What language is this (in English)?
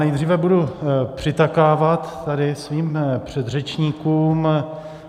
Czech